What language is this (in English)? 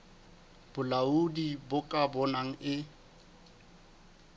Southern Sotho